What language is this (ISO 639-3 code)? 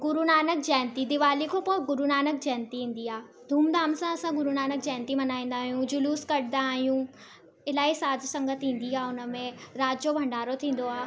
snd